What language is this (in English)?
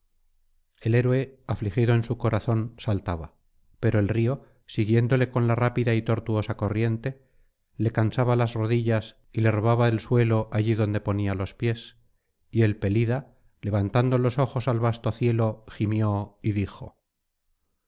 Spanish